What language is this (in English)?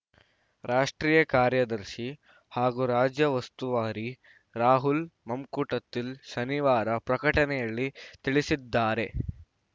Kannada